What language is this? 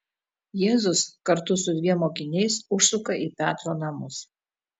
Lithuanian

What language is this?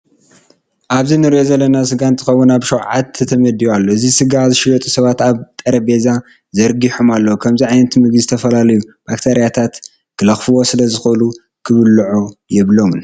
Tigrinya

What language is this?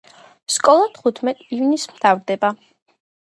Georgian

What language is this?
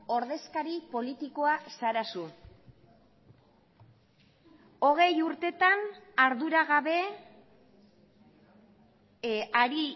Basque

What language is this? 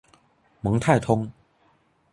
Chinese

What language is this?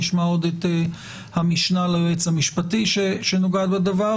Hebrew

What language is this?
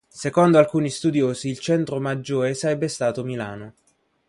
Italian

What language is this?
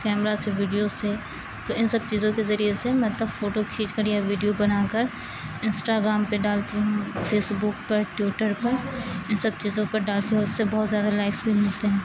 Urdu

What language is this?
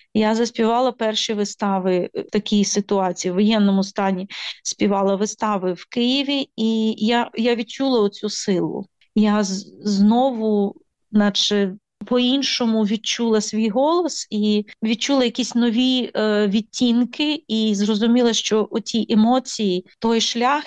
Ukrainian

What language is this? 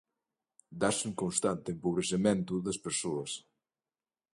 Galician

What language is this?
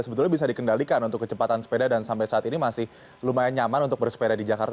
Indonesian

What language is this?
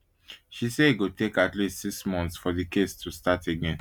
Nigerian Pidgin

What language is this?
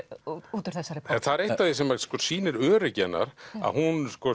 Icelandic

